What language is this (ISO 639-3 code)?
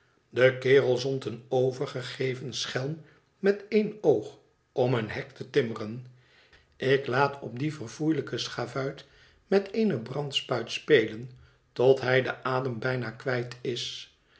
nld